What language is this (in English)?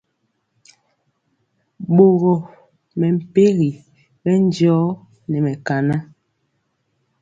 Mpiemo